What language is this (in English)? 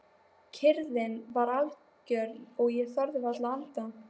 Icelandic